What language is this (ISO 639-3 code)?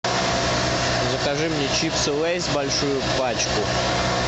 rus